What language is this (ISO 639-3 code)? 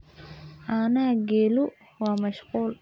som